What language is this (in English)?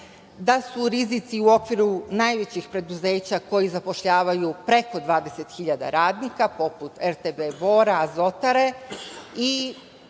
Serbian